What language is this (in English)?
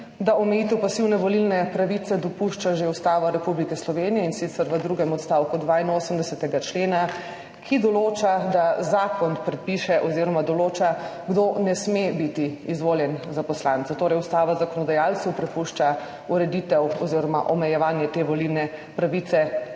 Slovenian